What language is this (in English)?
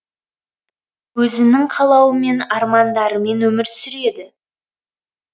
Kazakh